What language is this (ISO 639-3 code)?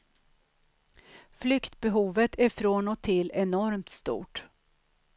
swe